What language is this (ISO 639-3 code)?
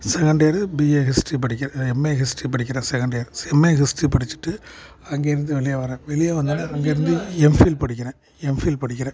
tam